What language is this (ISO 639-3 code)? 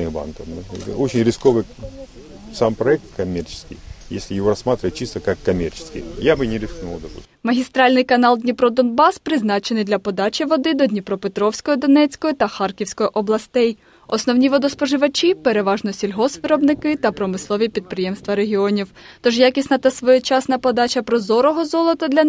ukr